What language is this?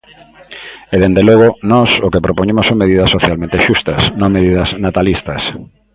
Galician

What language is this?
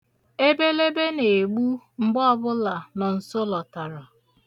Igbo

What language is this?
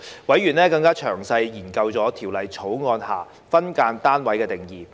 Cantonese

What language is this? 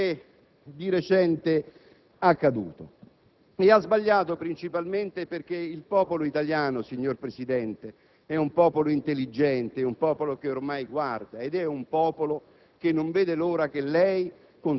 Italian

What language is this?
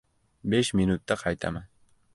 Uzbek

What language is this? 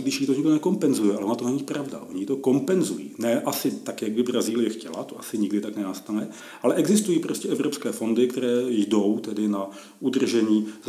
Czech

